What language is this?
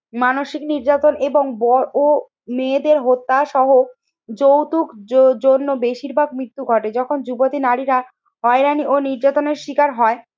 Bangla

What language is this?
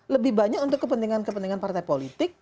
Indonesian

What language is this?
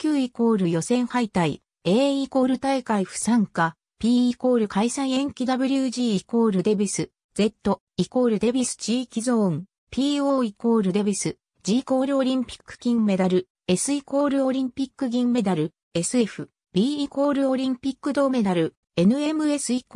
Japanese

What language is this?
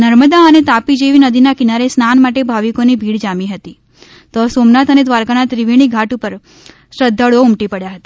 Gujarati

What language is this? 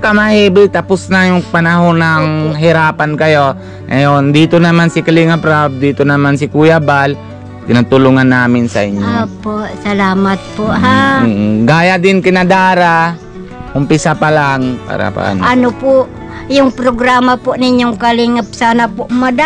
Filipino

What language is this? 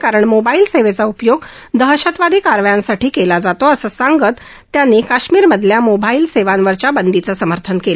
Marathi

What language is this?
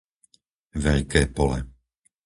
Slovak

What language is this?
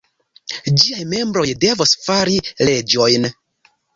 Esperanto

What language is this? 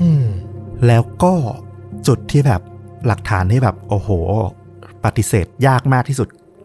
Thai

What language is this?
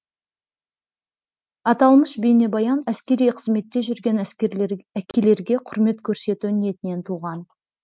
Kazakh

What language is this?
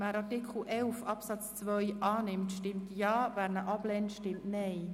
Swiss German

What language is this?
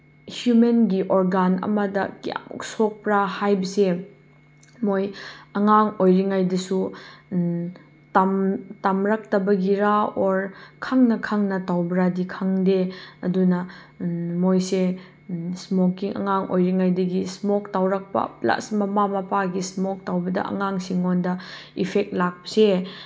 Manipuri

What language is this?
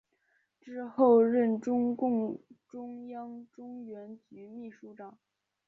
Chinese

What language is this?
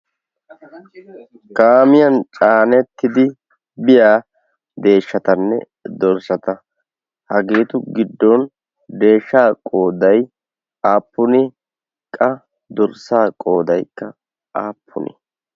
Wolaytta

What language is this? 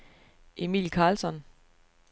Danish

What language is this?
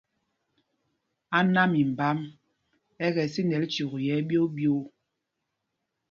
Mpumpong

